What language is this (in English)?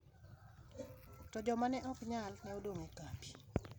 Luo (Kenya and Tanzania)